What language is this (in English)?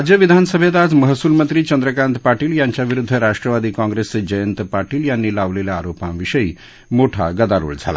Marathi